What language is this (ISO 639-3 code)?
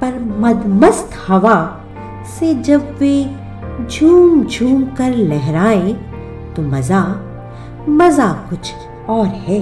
hin